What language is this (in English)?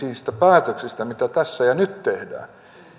Finnish